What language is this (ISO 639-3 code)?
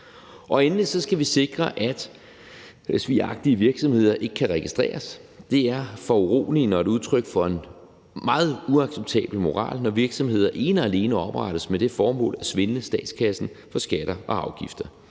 dan